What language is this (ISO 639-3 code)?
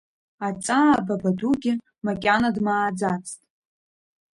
abk